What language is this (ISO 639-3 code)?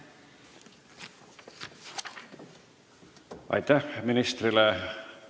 est